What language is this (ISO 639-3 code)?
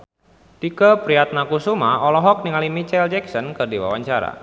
sun